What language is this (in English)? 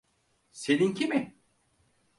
Turkish